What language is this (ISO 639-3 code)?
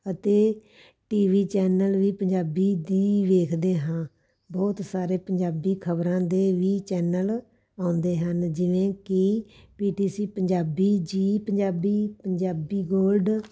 pan